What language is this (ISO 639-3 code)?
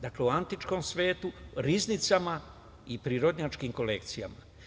srp